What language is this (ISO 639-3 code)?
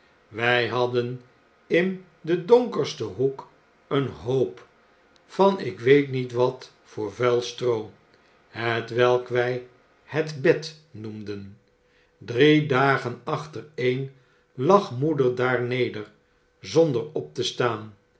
nld